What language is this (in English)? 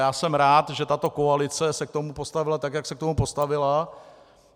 Czech